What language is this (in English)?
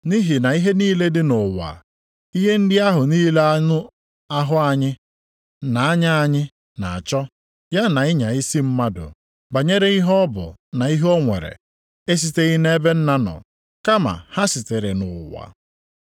Igbo